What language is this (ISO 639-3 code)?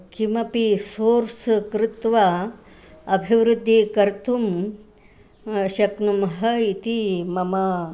san